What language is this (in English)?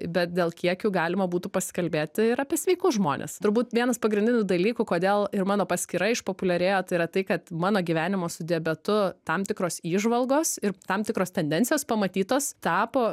Lithuanian